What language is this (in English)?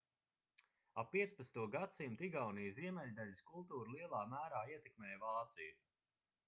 Latvian